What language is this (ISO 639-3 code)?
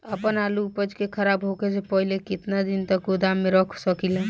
bho